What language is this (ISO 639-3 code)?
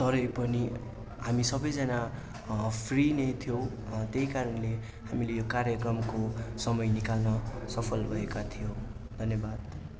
nep